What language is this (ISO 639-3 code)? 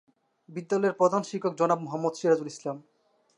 ben